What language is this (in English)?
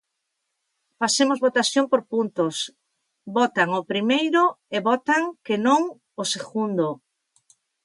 Galician